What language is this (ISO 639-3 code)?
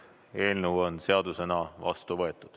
est